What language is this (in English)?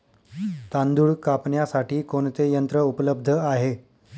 Marathi